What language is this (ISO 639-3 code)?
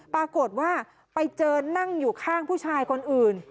tha